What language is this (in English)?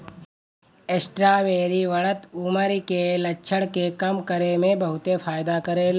Bhojpuri